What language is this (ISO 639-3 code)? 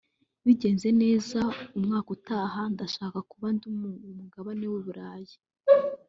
kin